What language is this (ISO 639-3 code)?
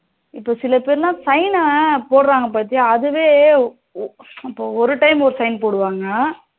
tam